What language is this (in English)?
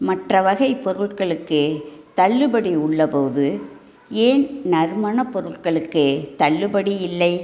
Tamil